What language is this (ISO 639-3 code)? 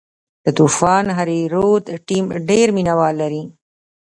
pus